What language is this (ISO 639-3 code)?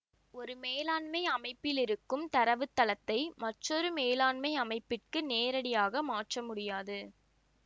tam